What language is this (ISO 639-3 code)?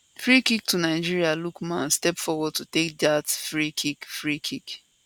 pcm